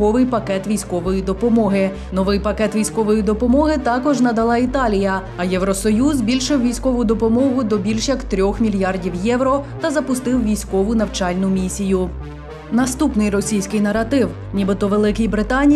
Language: Ukrainian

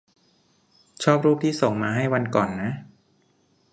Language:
Thai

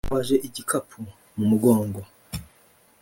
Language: Kinyarwanda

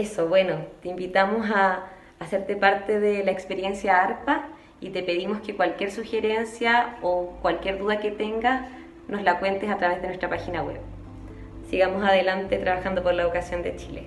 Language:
Spanish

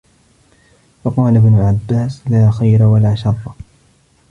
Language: Arabic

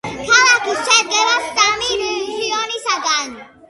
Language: Georgian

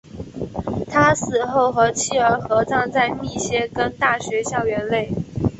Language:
Chinese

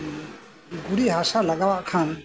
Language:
Santali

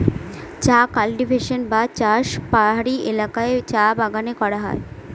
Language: Bangla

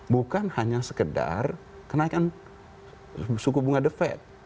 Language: Indonesian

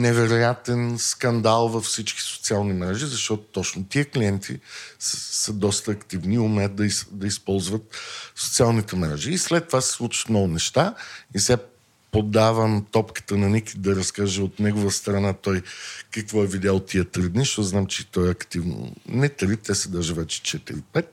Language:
Bulgarian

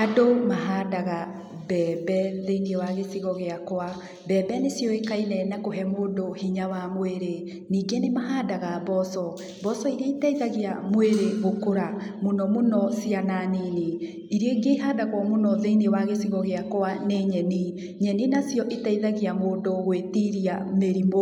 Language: Kikuyu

